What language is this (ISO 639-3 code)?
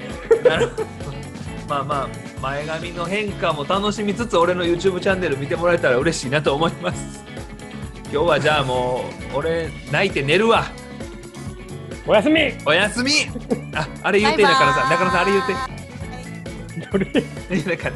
jpn